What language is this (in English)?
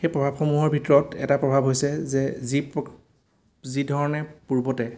Assamese